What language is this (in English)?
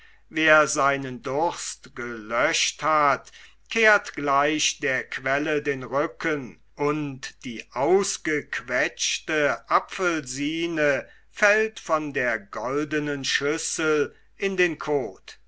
German